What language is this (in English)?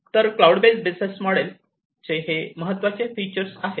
Marathi